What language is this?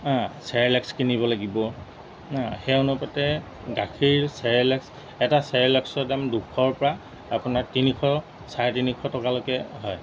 Assamese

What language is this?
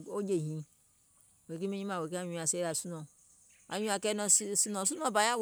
Gola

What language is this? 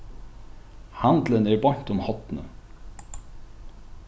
Faroese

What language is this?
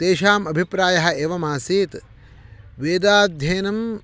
Sanskrit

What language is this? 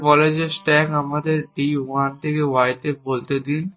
Bangla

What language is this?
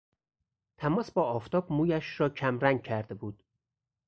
Persian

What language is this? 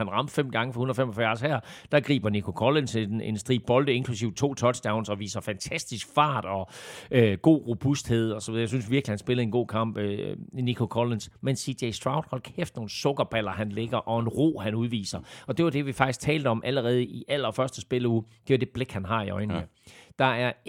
Danish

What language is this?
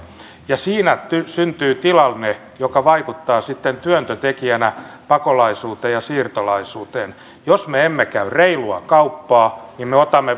Finnish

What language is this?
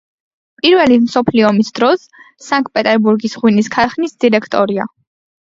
Georgian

